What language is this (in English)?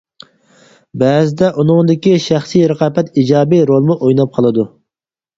Uyghur